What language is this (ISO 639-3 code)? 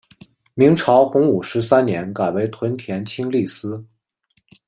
zho